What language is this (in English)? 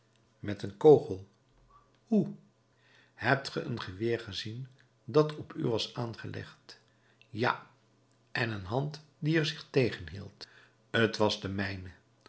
Dutch